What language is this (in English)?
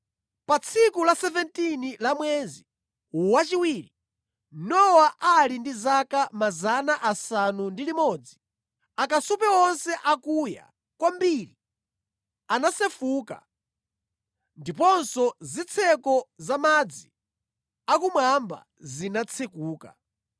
Nyanja